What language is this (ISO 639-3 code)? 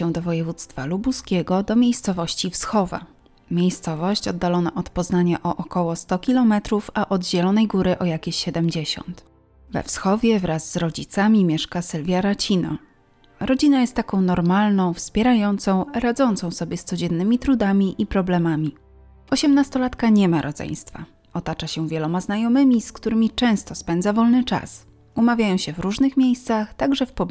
pol